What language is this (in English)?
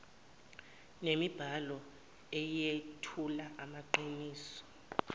Zulu